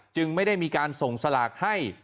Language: Thai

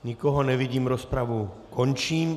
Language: Czech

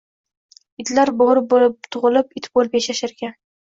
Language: Uzbek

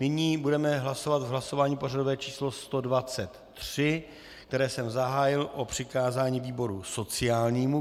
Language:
Czech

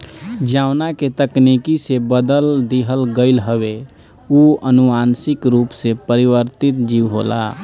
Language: Bhojpuri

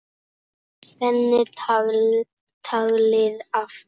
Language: Icelandic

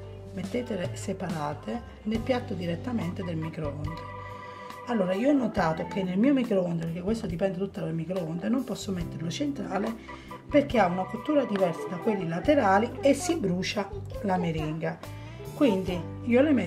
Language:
Italian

